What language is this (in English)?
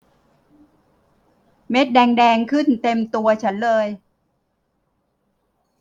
Thai